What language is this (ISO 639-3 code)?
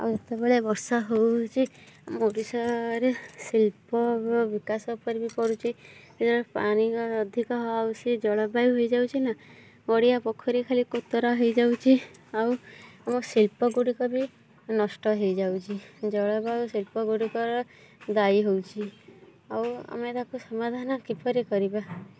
ori